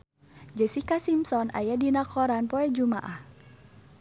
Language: Sundanese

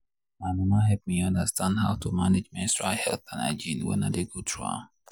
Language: Nigerian Pidgin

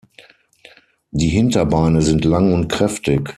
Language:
German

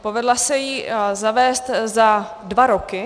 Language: Czech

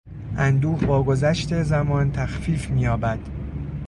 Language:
Persian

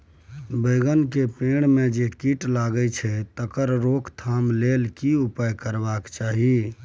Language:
Maithili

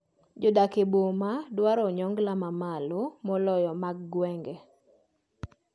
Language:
Luo (Kenya and Tanzania)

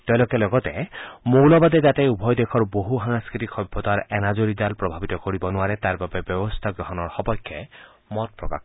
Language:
Assamese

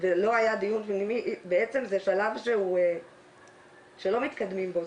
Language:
Hebrew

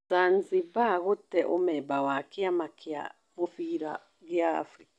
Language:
Kikuyu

